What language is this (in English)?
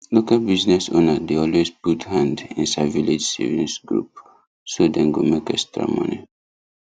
Nigerian Pidgin